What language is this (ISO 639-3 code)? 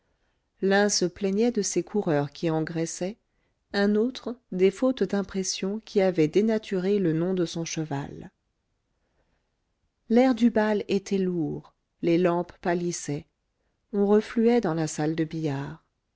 fra